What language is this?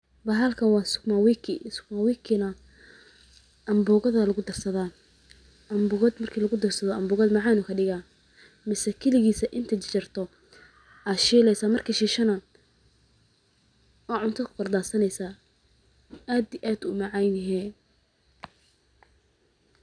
Somali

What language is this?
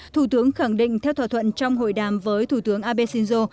Vietnamese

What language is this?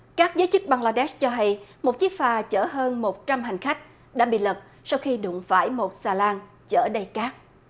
Vietnamese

